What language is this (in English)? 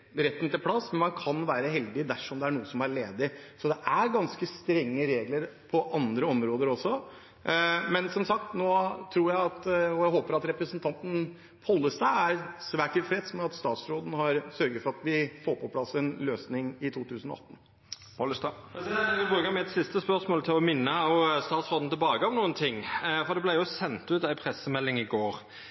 Norwegian